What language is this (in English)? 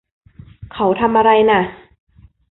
Thai